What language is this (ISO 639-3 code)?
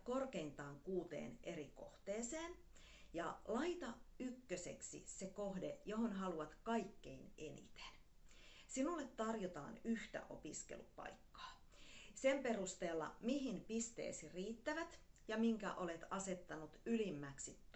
fin